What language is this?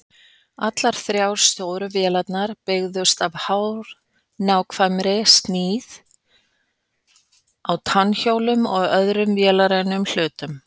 Icelandic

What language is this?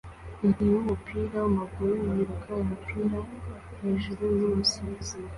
Kinyarwanda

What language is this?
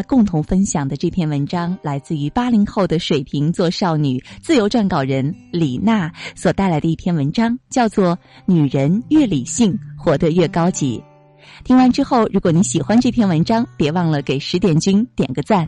Chinese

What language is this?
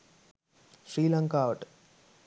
Sinhala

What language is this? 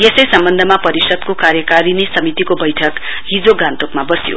Nepali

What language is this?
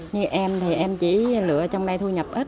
Vietnamese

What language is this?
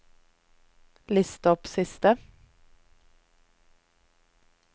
Norwegian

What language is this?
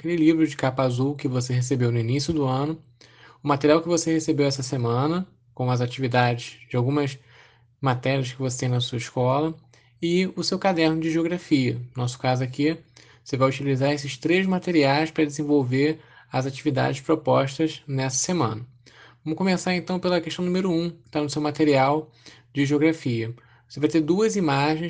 Portuguese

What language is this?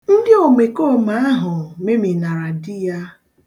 Igbo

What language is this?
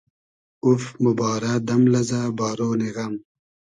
Hazaragi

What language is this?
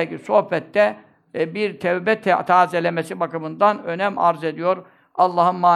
Turkish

